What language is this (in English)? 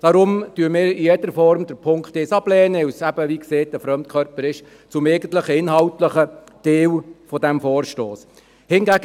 Swiss German